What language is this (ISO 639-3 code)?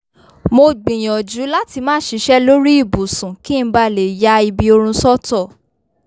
yor